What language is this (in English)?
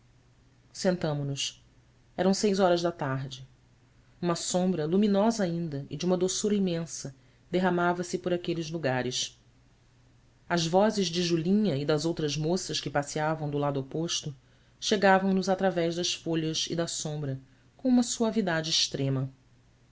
Portuguese